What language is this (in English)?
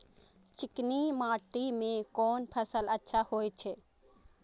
Maithili